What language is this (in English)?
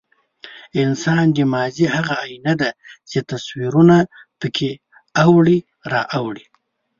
Pashto